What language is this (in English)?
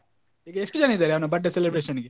Kannada